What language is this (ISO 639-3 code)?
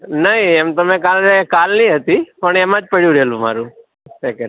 guj